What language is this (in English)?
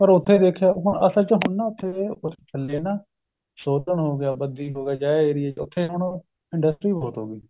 Punjabi